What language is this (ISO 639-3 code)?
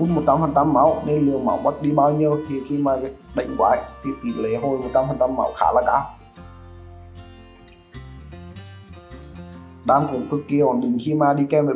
vie